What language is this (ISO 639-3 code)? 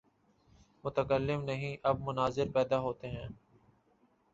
urd